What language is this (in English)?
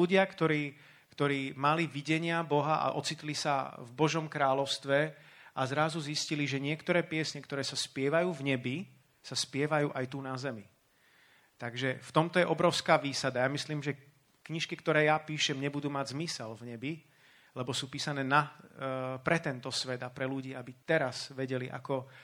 Slovak